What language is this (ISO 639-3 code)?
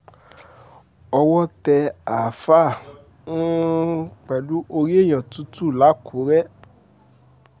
yor